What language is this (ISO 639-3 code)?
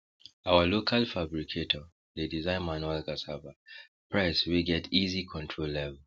pcm